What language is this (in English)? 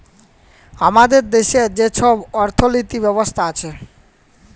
Bangla